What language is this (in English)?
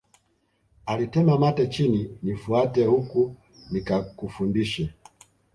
Swahili